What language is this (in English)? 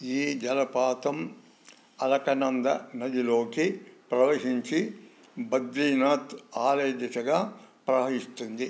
Telugu